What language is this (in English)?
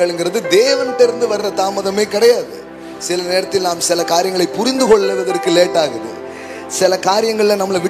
Urdu